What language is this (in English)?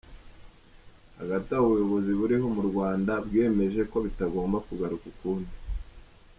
Kinyarwanda